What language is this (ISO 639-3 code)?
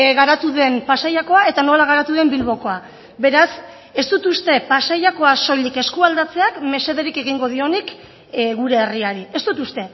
eus